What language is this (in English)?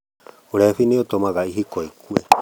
Kikuyu